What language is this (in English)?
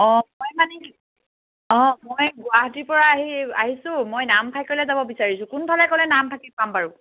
Assamese